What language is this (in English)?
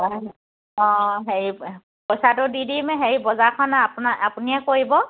Assamese